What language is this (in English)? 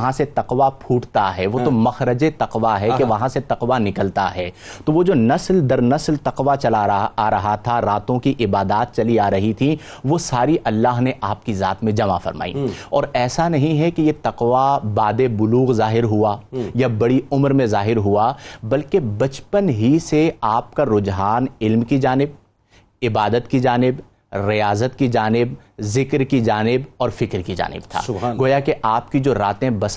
Urdu